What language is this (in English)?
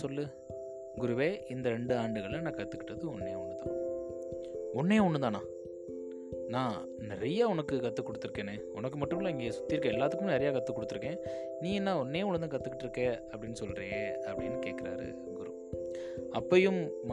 Tamil